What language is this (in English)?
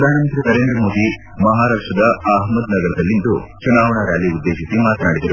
Kannada